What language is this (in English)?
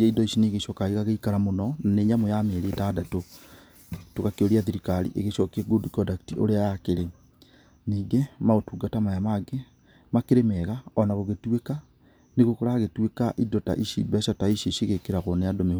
Kikuyu